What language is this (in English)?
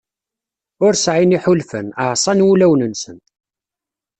Kabyle